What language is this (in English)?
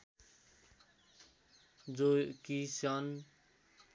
Nepali